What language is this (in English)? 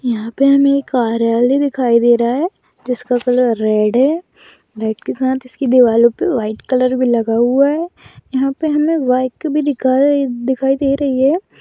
Magahi